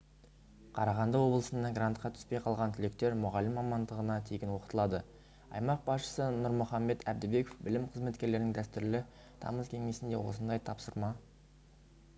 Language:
Kazakh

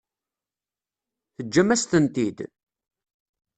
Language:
Kabyle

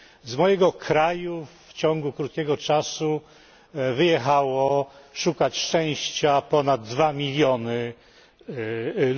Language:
Polish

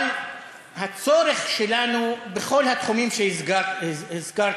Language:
Hebrew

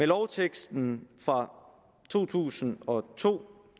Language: Danish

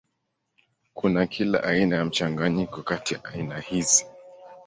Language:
Swahili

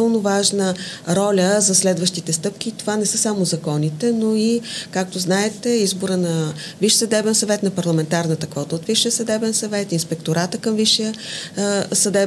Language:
Bulgarian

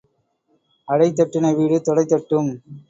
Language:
Tamil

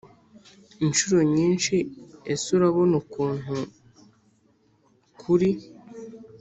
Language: Kinyarwanda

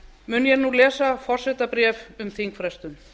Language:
Icelandic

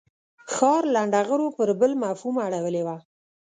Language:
Pashto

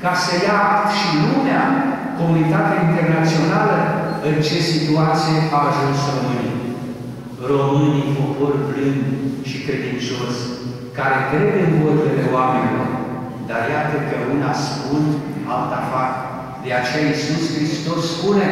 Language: Romanian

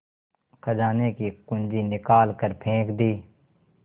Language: Hindi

